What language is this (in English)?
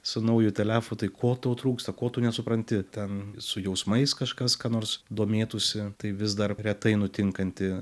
Lithuanian